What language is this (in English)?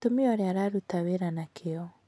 Kikuyu